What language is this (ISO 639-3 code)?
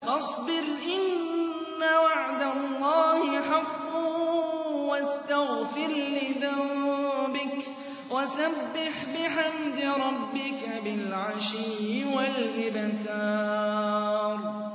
ara